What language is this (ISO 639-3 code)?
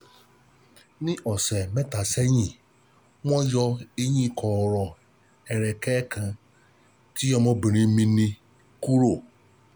yor